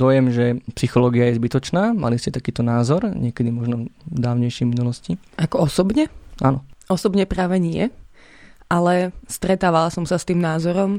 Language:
Slovak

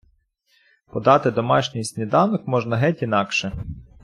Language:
Ukrainian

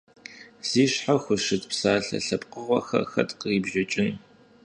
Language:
Kabardian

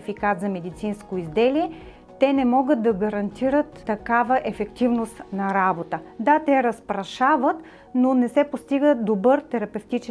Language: Bulgarian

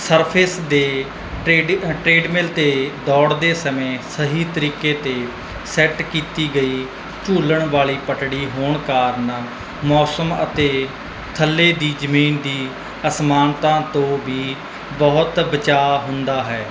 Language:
Punjabi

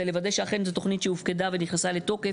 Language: Hebrew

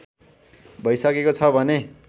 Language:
Nepali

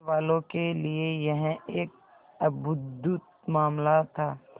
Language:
Hindi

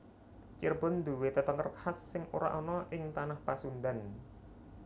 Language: Javanese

